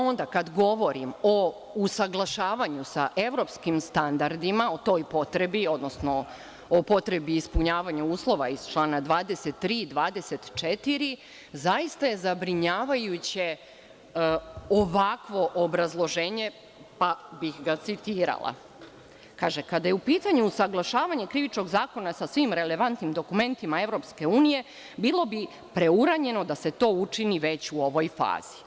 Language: Serbian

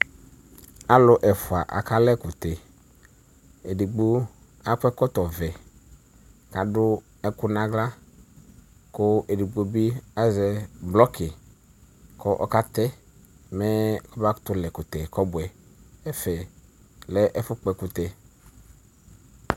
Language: Ikposo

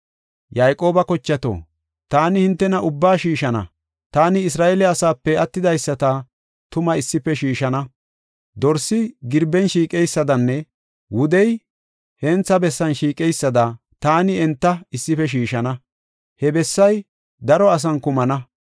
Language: Gofa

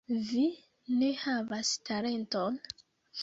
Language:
Esperanto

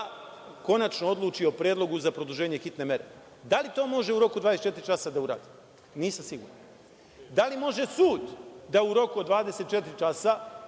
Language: Serbian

